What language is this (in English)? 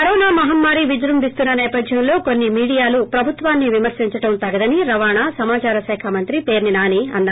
Telugu